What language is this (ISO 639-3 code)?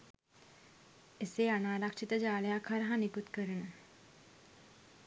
sin